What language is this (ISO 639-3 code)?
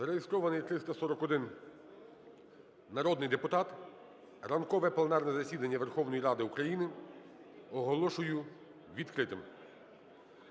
ukr